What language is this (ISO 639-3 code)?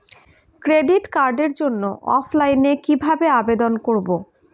ben